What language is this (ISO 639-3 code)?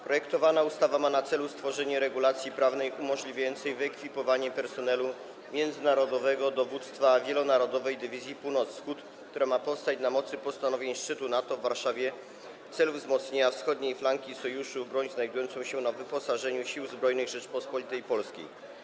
pol